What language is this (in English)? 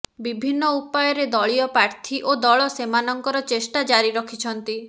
Odia